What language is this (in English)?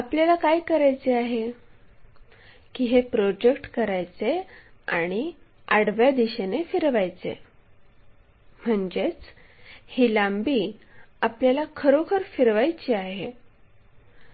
Marathi